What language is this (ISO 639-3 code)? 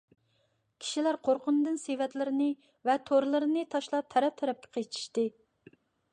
uig